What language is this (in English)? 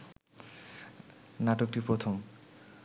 Bangla